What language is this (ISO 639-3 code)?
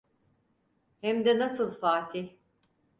tur